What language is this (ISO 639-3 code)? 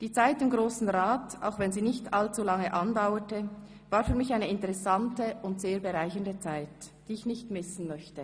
gsw